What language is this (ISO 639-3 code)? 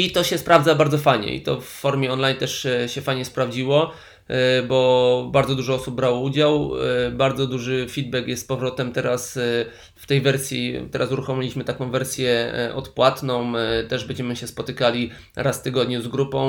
pol